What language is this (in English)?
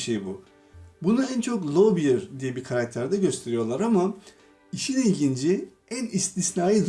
Turkish